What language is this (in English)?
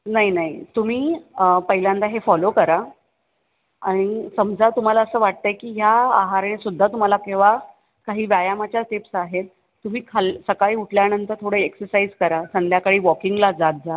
Marathi